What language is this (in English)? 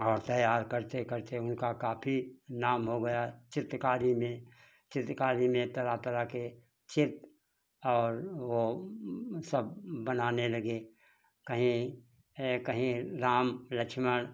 Hindi